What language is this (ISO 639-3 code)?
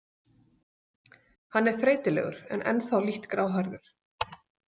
isl